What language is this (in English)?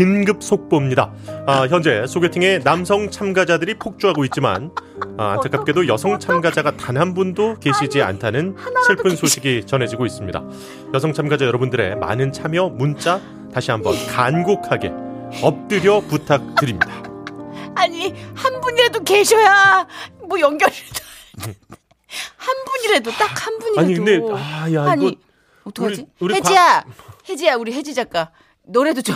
Korean